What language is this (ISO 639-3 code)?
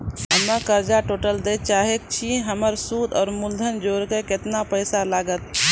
mai